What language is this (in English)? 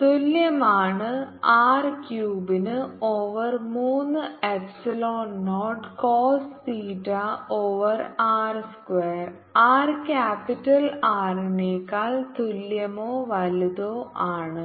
Malayalam